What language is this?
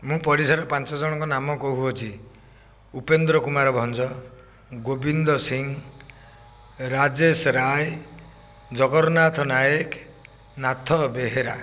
Odia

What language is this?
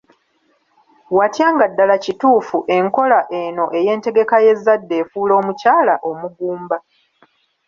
Ganda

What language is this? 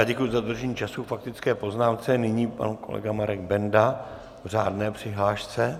Czech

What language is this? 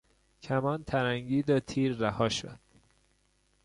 Persian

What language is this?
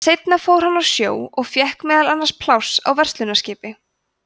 Icelandic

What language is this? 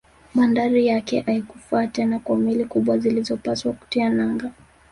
Swahili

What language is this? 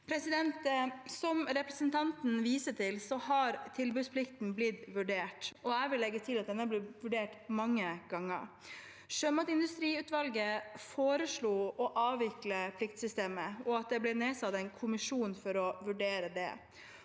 Norwegian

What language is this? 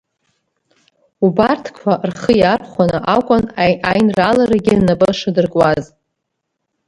Abkhazian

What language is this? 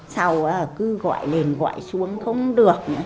Vietnamese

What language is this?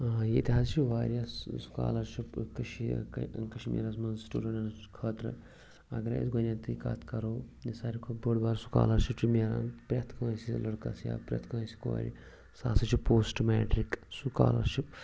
Kashmiri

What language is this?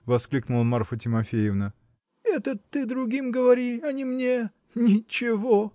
Russian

